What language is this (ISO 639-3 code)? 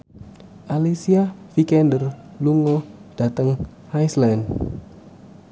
jav